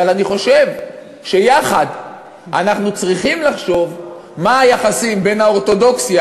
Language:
Hebrew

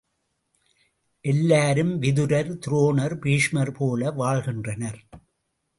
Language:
Tamil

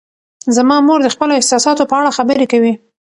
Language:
Pashto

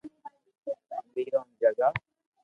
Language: Loarki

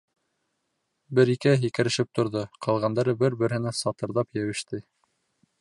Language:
Bashkir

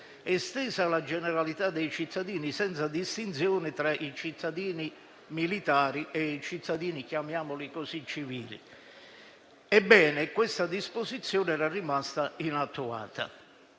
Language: Italian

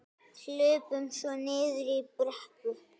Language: Icelandic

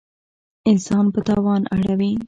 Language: Pashto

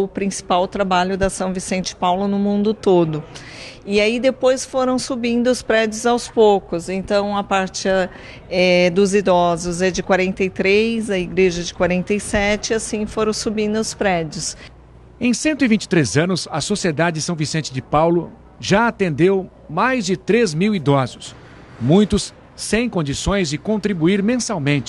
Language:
Portuguese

